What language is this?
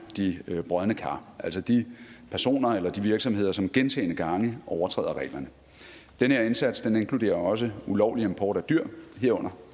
Danish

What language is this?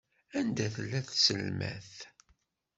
Kabyle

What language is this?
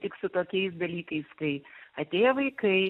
Lithuanian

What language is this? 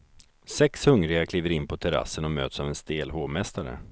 Swedish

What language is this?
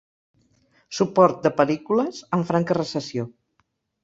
Catalan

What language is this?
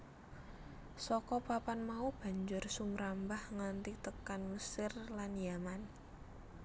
Javanese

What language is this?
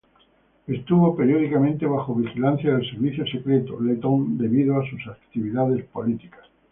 Spanish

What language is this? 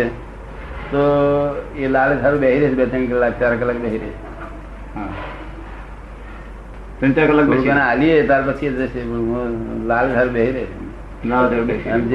Gujarati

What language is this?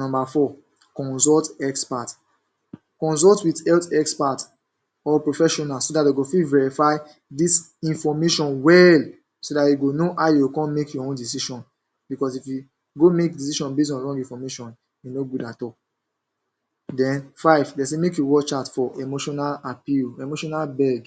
Nigerian Pidgin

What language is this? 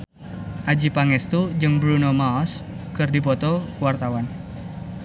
Sundanese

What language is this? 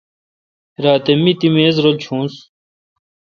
Kalkoti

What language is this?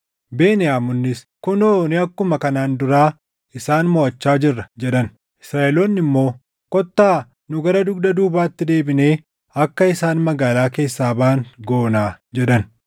Oromo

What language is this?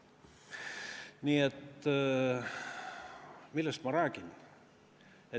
Estonian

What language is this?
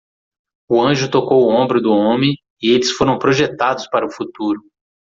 Portuguese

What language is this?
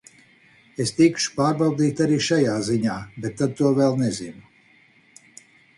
Latvian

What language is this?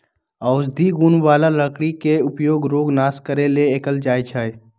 Magahi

